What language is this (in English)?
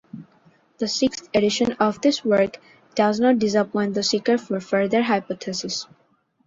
English